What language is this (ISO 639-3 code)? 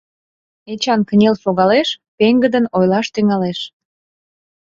chm